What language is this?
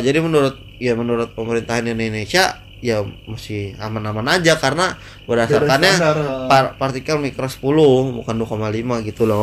Indonesian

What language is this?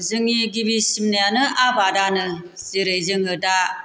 Bodo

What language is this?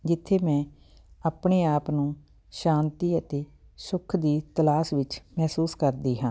Punjabi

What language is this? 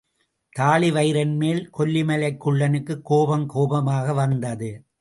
Tamil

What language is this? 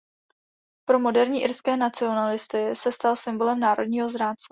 Czech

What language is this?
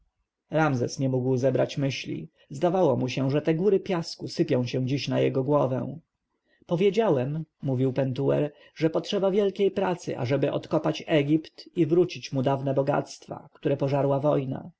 Polish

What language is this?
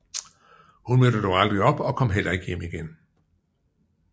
Danish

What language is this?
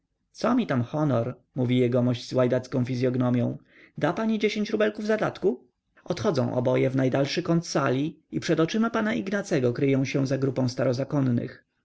Polish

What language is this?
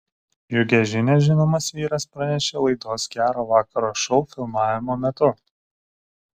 Lithuanian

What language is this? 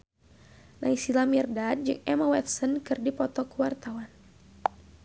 Sundanese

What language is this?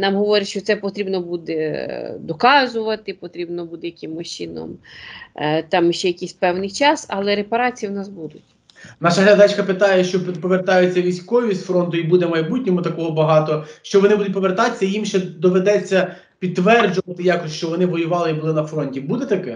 Ukrainian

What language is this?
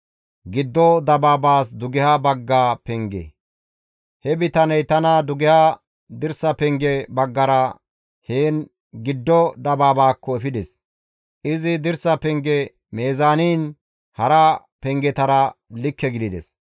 Gamo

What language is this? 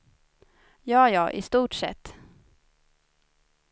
Swedish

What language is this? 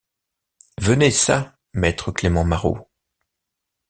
French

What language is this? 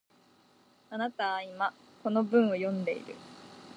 Japanese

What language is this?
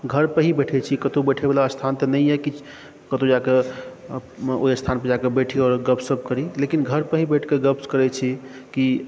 Maithili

